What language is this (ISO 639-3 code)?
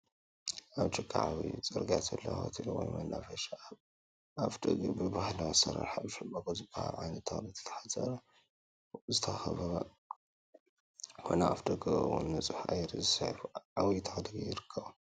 tir